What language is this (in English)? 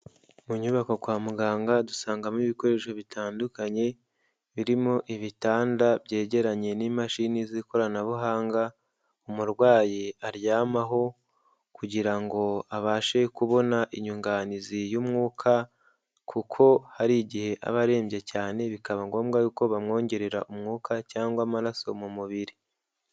Kinyarwanda